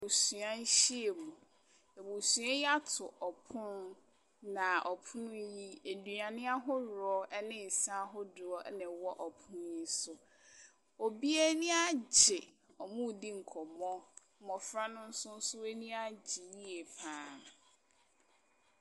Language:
Akan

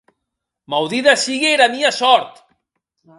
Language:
Occitan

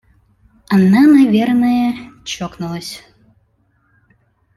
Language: Russian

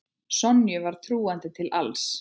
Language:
Icelandic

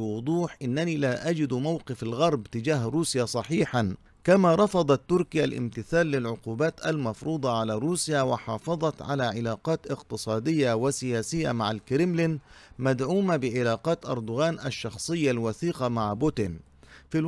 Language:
Arabic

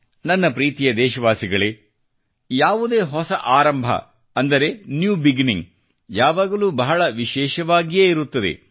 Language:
Kannada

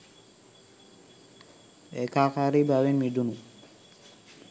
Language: Sinhala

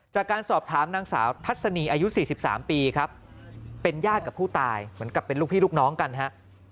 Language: Thai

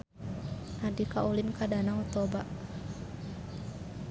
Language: Sundanese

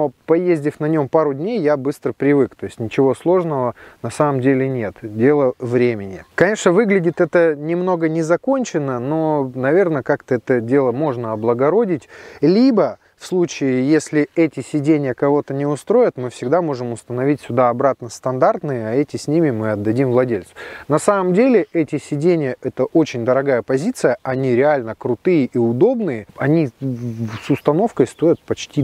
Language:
Russian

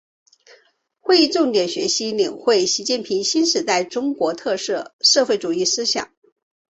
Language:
Chinese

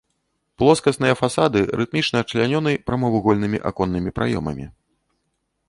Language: Belarusian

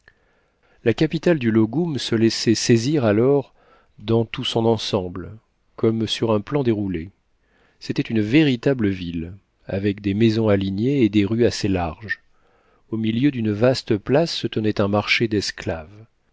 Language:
French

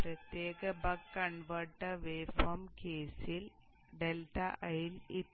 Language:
Malayalam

